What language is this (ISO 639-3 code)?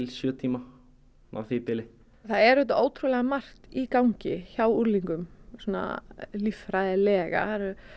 isl